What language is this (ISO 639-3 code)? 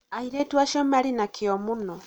kik